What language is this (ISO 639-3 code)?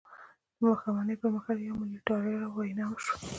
pus